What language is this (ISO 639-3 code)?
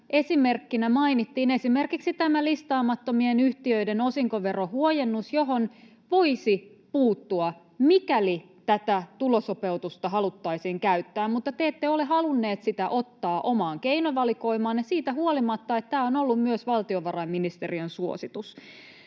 fin